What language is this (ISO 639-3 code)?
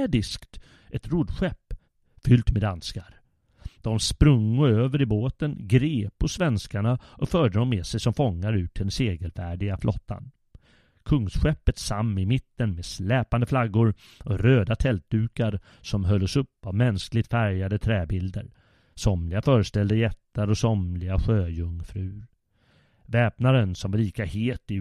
swe